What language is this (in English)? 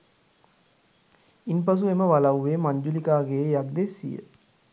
Sinhala